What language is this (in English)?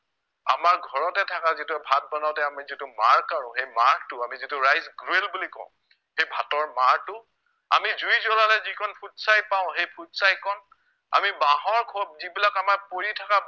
Assamese